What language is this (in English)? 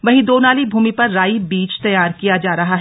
Hindi